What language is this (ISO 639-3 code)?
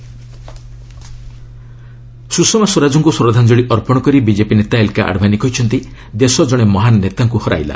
ori